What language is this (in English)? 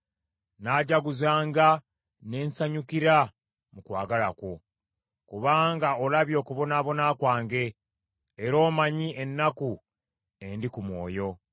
Ganda